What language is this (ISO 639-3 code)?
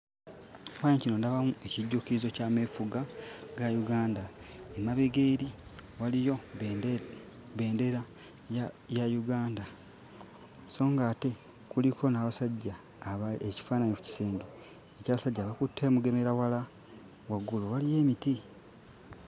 lug